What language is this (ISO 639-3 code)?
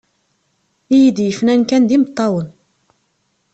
kab